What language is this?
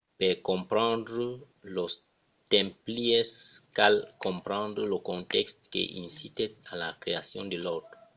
Occitan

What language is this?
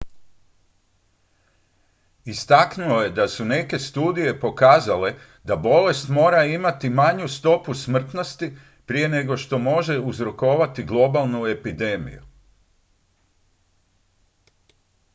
Croatian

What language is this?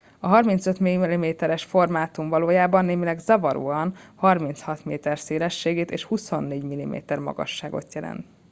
Hungarian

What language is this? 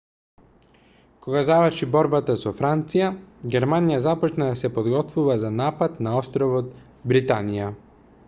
Macedonian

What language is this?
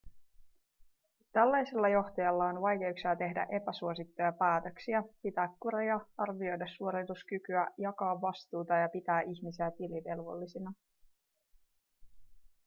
Finnish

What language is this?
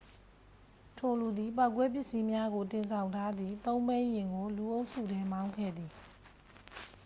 Burmese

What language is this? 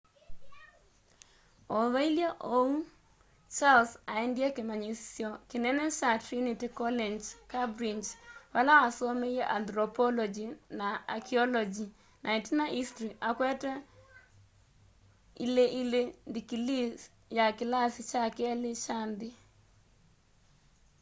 Kamba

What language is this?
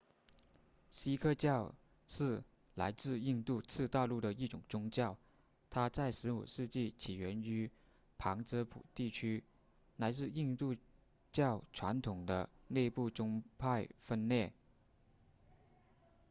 Chinese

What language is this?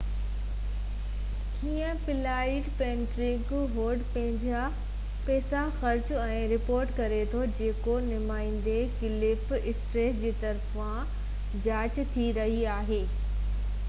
Sindhi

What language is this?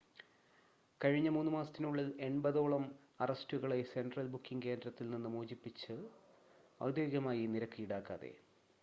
Malayalam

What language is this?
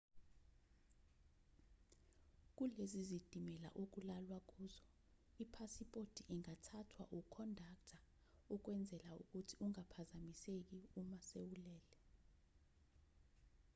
Zulu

